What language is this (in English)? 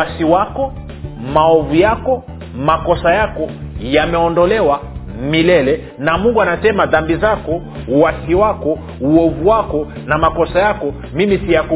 Swahili